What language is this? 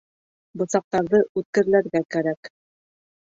Bashkir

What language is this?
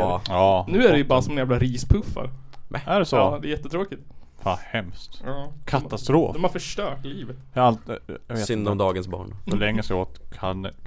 Swedish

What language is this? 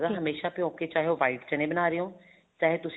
Punjabi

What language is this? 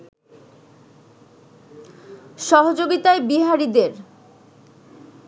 Bangla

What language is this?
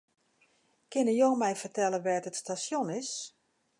Western Frisian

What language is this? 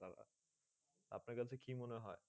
Bangla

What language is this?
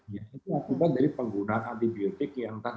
Indonesian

